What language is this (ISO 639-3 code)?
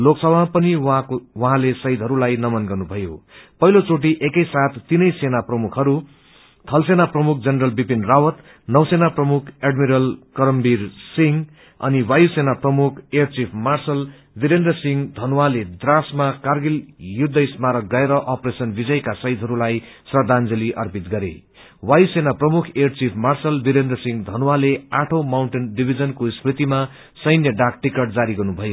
nep